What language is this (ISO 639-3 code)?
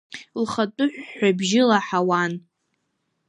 abk